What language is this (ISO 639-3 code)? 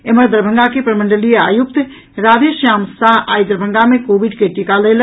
mai